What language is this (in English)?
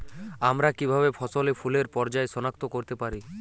Bangla